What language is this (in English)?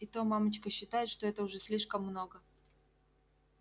Russian